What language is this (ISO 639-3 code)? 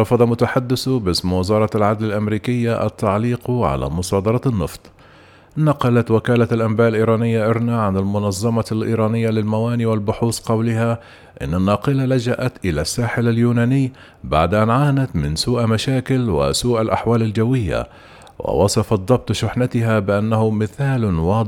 ara